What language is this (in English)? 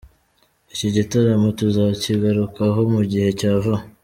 Kinyarwanda